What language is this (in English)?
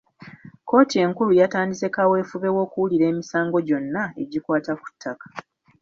Ganda